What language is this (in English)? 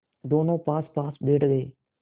Hindi